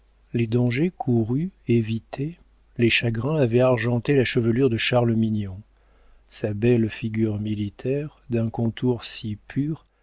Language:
French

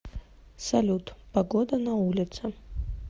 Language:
Russian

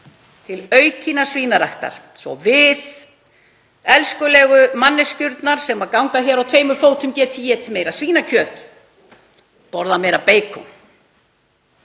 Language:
Icelandic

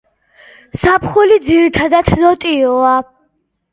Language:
Georgian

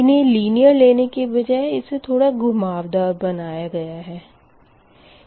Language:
Hindi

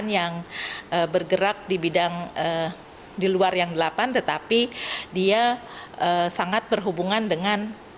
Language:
Indonesian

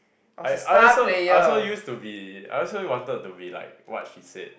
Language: English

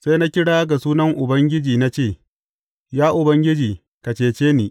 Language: Hausa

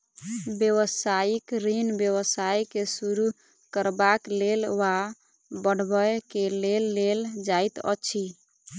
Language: Maithili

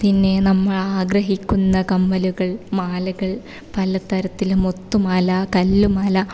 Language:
Malayalam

